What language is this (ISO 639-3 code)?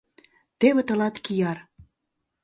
chm